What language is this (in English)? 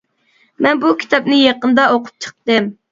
Uyghur